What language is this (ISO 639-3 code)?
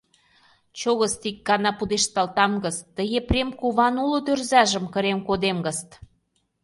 chm